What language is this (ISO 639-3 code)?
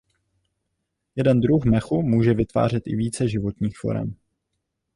ces